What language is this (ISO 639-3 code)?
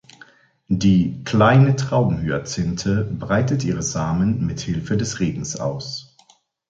deu